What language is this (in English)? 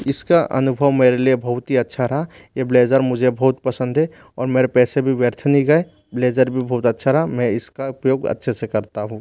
Hindi